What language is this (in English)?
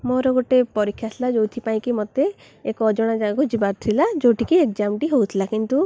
Odia